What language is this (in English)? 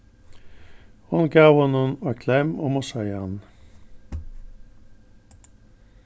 Faroese